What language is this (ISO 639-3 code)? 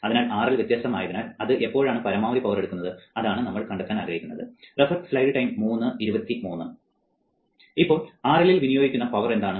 mal